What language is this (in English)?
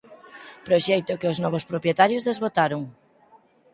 Galician